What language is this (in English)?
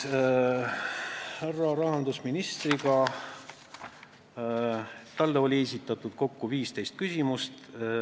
Estonian